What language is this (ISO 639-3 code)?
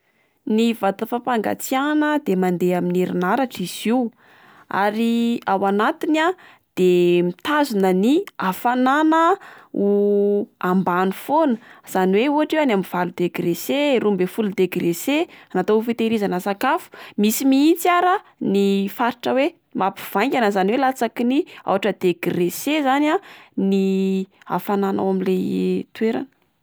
mlg